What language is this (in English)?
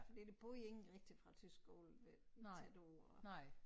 Danish